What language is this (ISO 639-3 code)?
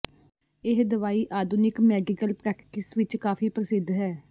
pan